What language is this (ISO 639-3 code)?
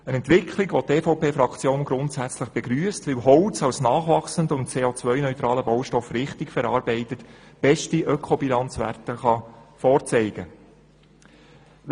gsw